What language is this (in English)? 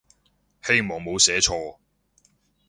Cantonese